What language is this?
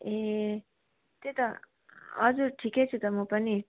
Nepali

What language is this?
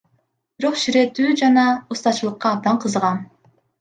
Kyrgyz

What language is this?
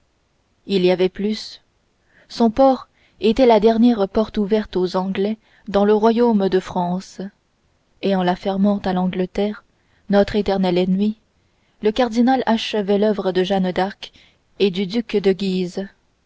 French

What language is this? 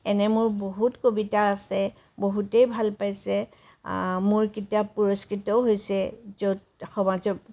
Assamese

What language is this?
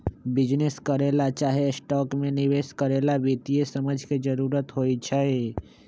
Magahi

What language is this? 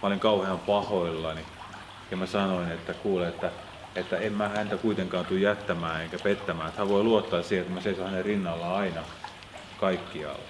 Finnish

